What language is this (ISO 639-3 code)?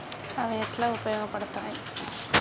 tel